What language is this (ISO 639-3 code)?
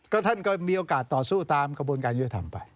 tha